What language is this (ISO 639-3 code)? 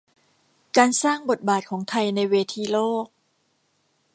tha